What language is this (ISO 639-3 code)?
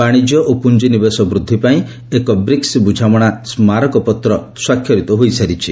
ori